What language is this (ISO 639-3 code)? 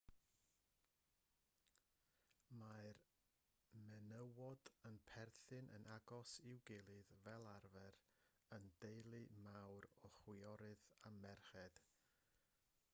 cym